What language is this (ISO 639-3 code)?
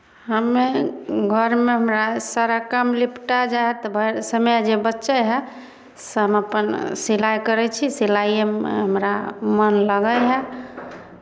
mai